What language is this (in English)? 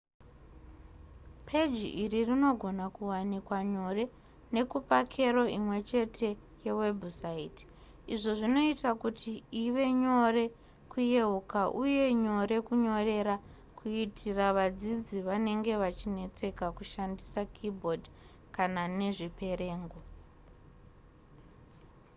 Shona